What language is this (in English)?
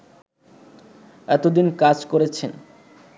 Bangla